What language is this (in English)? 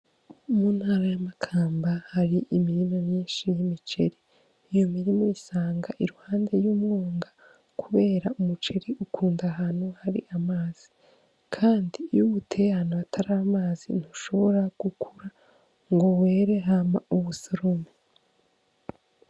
Rundi